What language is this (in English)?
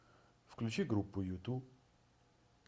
Russian